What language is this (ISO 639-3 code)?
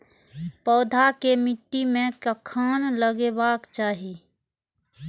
mai